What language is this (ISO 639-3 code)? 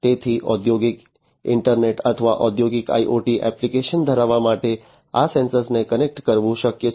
guj